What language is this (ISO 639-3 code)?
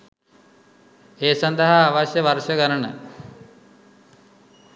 sin